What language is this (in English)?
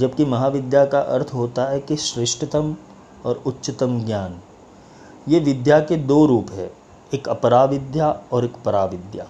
Hindi